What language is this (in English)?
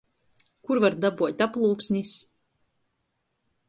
Latgalian